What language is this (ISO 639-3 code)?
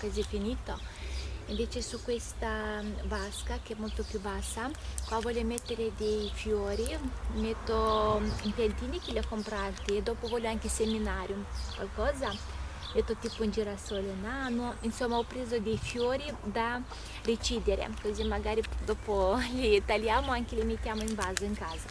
ita